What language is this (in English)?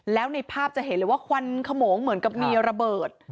Thai